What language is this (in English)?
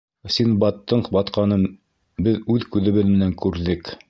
Bashkir